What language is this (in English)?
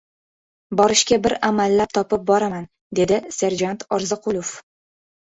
Uzbek